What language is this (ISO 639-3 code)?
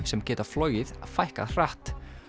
isl